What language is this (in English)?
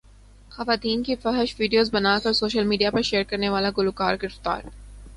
Urdu